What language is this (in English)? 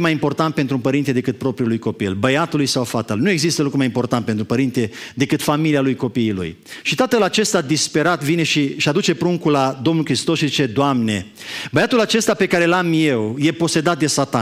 Romanian